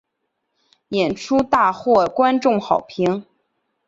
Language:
Chinese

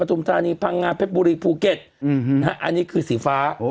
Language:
Thai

